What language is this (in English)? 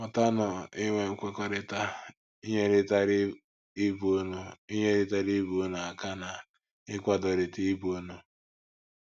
Igbo